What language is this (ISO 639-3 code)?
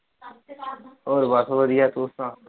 pan